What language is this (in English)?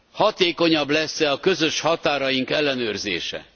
Hungarian